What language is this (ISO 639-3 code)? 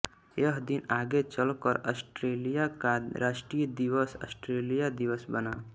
hin